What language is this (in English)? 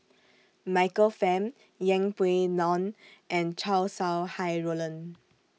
English